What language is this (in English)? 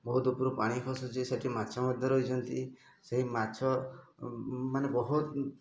Odia